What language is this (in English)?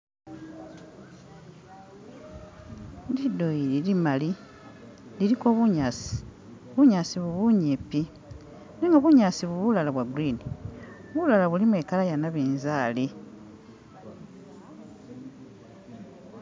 Masaaba